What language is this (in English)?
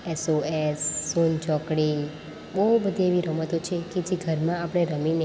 Gujarati